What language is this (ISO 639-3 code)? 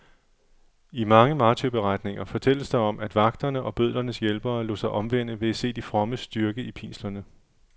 dan